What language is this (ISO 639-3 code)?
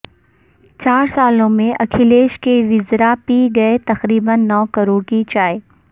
urd